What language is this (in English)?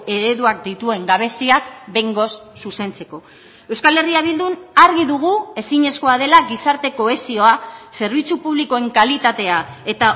Basque